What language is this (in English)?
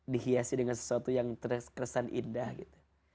Indonesian